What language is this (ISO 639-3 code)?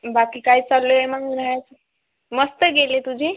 mar